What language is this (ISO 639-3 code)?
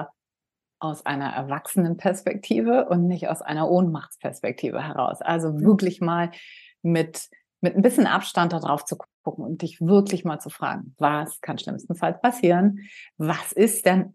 deu